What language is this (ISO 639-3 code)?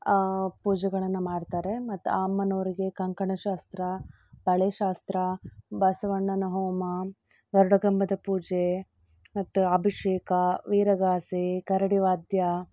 kan